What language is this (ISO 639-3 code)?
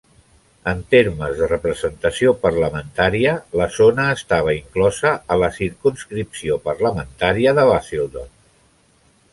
cat